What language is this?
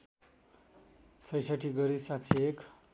Nepali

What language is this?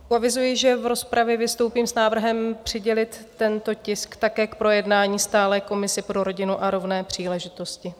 Czech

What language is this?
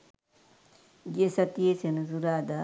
Sinhala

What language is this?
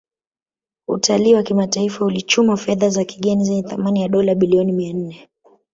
Swahili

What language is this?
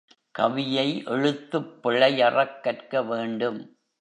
Tamil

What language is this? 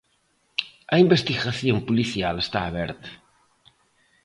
Galician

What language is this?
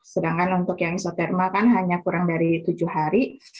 Indonesian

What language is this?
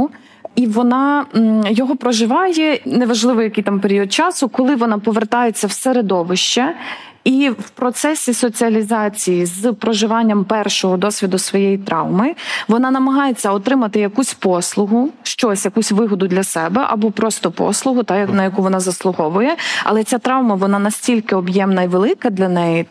Ukrainian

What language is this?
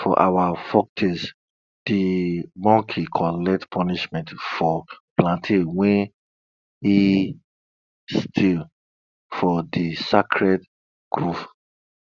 Nigerian Pidgin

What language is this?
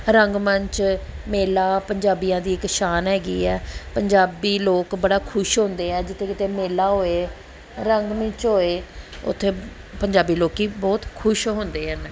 Punjabi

